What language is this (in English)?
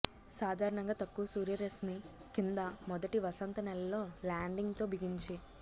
Telugu